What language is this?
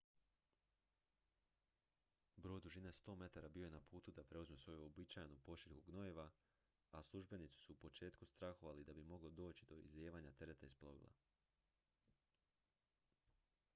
Croatian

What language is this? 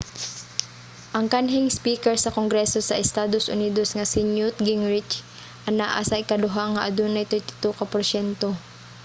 Cebuano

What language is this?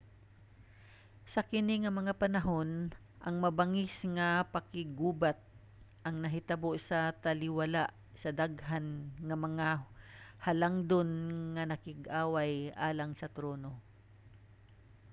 Cebuano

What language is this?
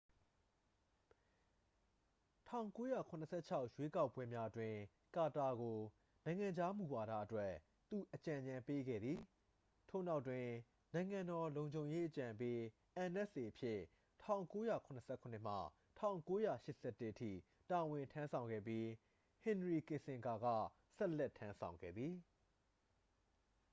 Burmese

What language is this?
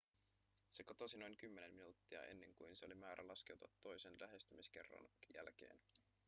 Finnish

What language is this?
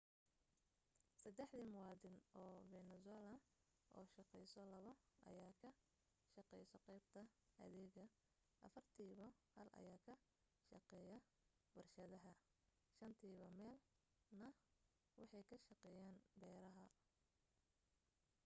Somali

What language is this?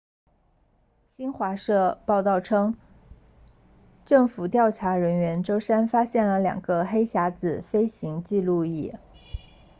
Chinese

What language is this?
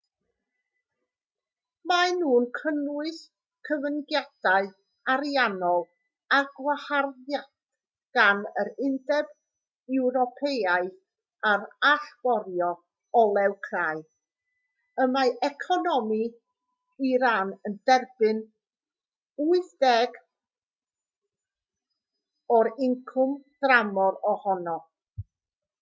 Welsh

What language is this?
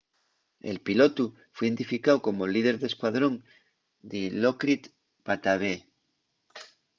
Asturian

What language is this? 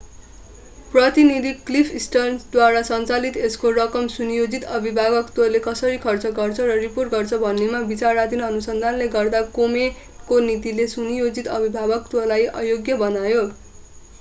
Nepali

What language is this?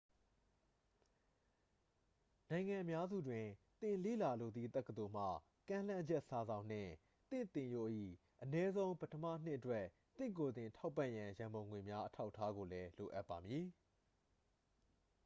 Burmese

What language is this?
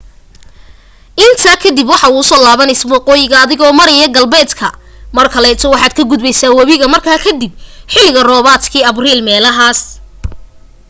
Somali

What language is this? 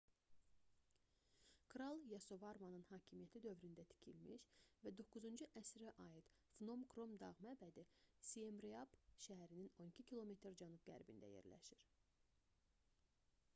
Azerbaijani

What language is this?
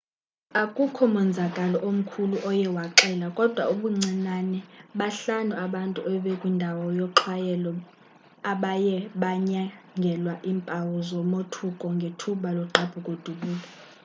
Xhosa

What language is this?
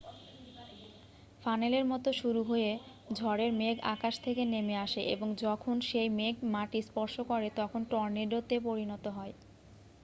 Bangla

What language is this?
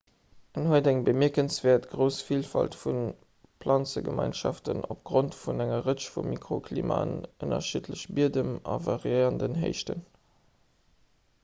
Luxembourgish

